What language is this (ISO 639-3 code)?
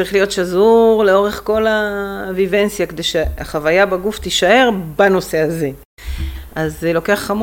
heb